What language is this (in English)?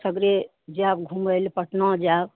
Maithili